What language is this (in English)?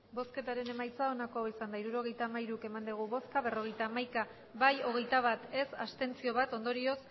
Basque